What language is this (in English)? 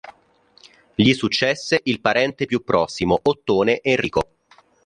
Italian